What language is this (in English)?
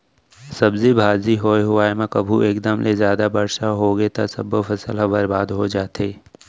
Chhattisgarhi